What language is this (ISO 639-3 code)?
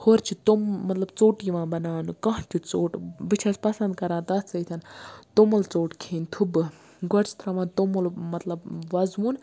kas